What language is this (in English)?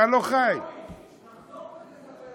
Hebrew